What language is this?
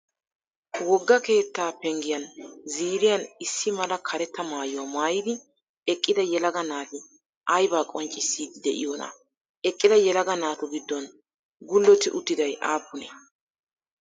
Wolaytta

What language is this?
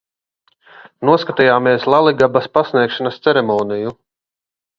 Latvian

